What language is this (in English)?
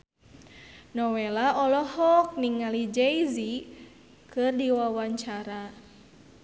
Sundanese